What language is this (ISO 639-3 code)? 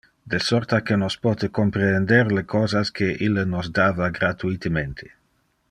ina